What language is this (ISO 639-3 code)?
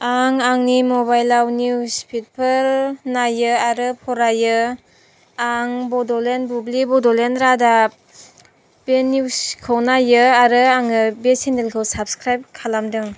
brx